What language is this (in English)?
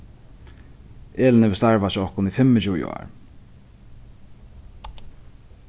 Faroese